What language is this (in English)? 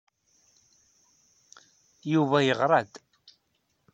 Kabyle